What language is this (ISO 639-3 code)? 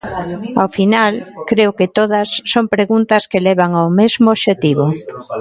glg